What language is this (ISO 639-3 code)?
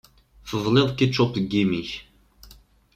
kab